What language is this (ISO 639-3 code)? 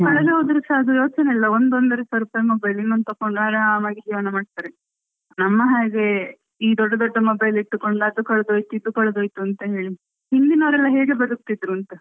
kan